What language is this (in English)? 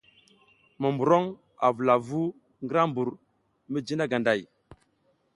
South Giziga